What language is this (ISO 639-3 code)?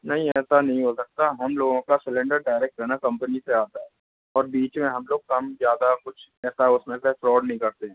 hin